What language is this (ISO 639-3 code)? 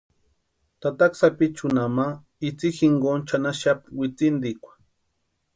pua